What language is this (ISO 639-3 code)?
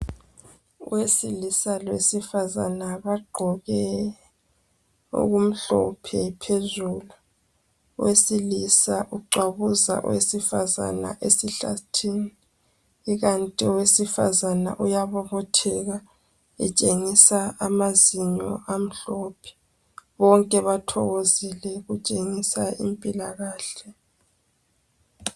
nde